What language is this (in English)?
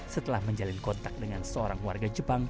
Indonesian